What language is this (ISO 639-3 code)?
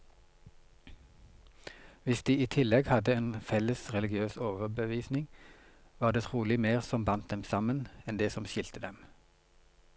nor